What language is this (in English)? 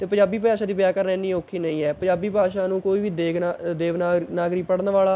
Punjabi